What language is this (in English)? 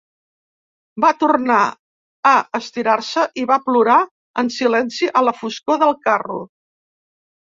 Catalan